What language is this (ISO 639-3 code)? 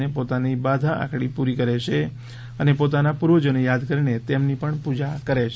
guj